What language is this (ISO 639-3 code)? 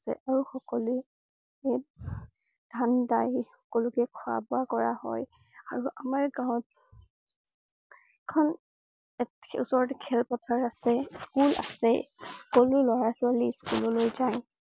asm